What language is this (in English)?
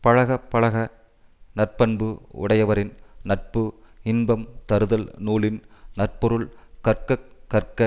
Tamil